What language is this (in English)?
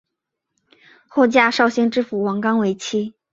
Chinese